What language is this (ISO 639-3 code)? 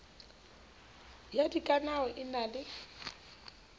sot